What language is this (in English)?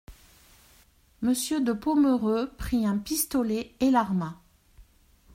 French